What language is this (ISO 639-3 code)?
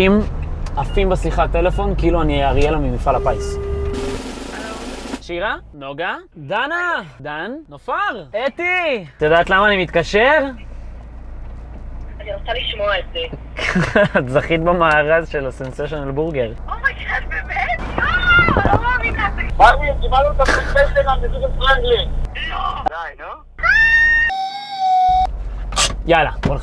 heb